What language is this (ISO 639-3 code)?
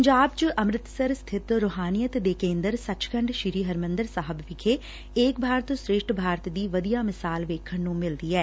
pan